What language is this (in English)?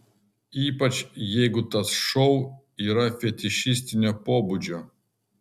Lithuanian